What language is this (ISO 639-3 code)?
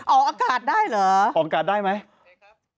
tha